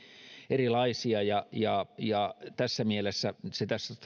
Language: Finnish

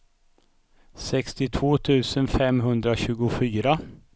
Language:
Swedish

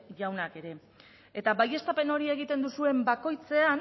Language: Basque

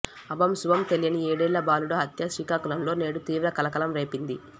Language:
Telugu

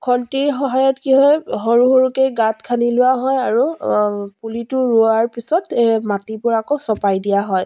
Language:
Assamese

